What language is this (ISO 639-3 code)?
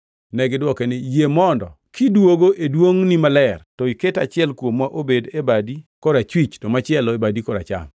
luo